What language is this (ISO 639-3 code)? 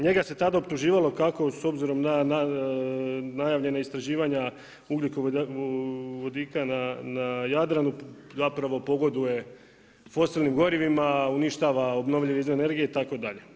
hrv